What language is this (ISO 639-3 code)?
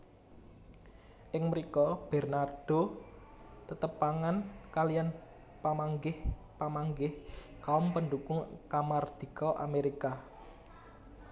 jav